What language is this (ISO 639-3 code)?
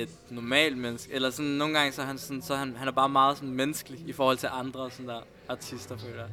dan